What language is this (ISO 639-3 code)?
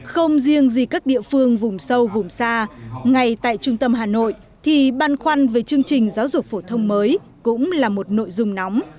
vie